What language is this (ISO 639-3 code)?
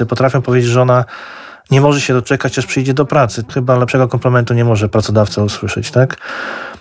pol